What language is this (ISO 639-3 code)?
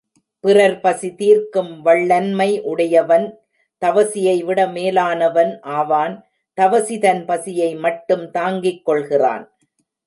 tam